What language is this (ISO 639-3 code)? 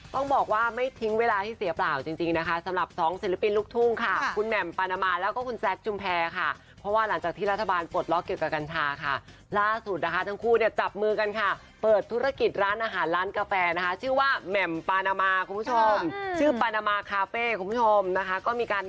tha